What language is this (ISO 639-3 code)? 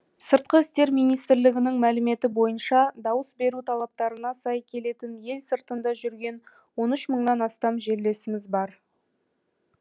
kaz